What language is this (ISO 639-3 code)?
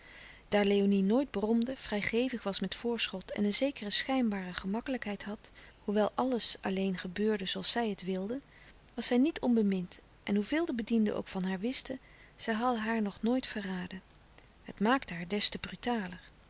nld